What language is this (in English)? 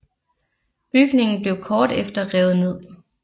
Danish